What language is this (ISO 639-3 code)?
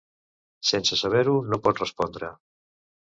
cat